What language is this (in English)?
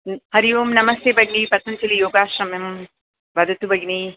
Sanskrit